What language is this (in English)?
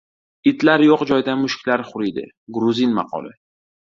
Uzbek